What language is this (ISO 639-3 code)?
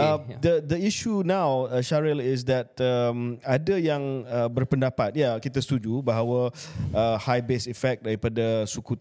msa